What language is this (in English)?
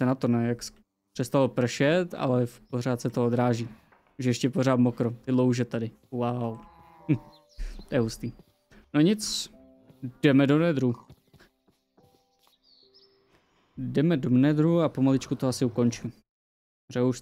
Czech